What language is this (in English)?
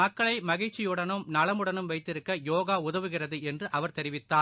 Tamil